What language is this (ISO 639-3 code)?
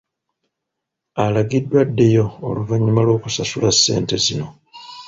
lug